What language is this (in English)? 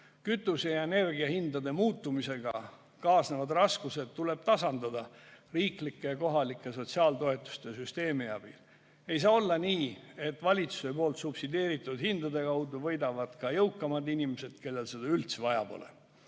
Estonian